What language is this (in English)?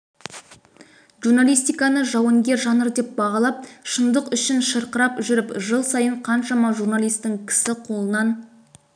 Kazakh